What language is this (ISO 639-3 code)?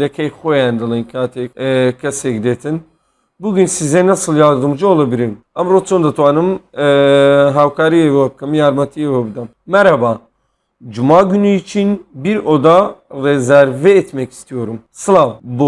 tur